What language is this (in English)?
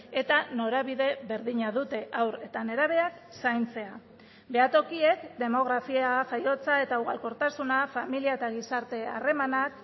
Basque